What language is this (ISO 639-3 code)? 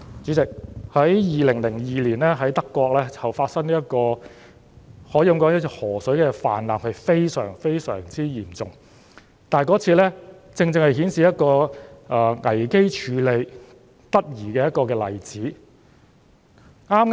yue